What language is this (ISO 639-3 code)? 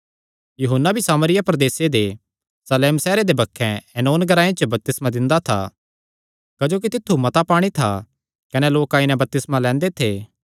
xnr